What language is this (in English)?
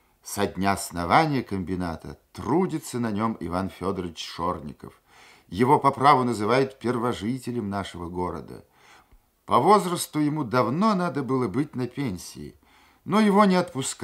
Russian